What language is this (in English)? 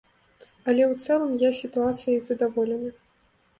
Belarusian